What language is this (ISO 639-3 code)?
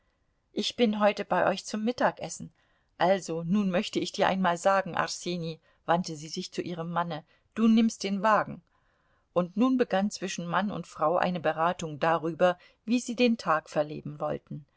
deu